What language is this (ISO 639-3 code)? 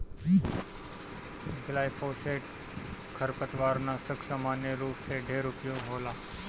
bho